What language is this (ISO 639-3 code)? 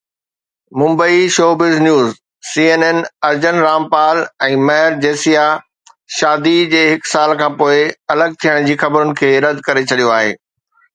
snd